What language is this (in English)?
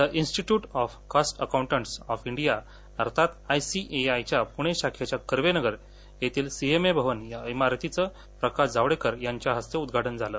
Marathi